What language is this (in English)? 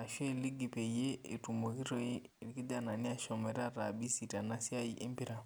Masai